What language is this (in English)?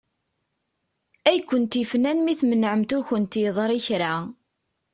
Kabyle